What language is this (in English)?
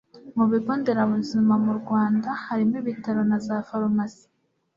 Kinyarwanda